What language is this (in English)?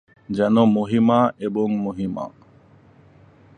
Bangla